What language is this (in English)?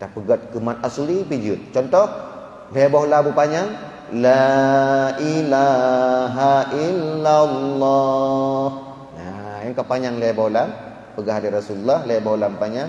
Malay